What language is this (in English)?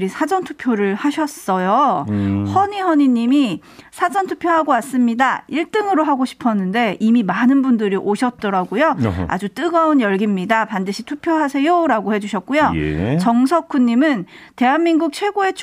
Korean